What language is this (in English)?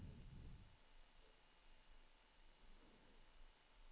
Swedish